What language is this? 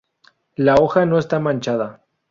Spanish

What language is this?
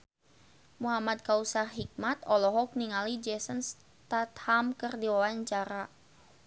Sundanese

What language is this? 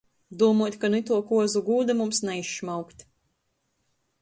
Latgalian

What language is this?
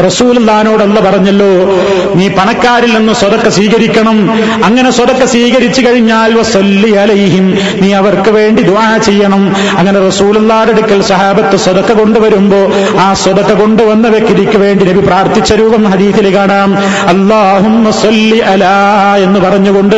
Malayalam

